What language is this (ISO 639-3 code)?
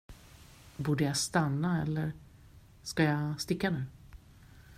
swe